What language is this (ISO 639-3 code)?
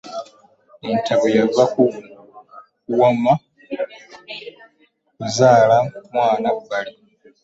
lug